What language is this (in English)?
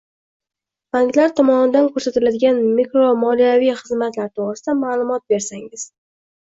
Uzbek